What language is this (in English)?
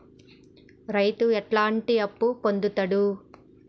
Telugu